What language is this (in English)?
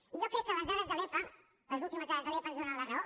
Catalan